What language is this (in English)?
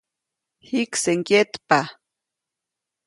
Copainalá Zoque